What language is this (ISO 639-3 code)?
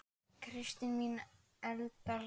isl